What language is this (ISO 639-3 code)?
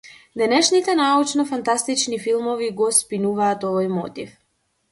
mkd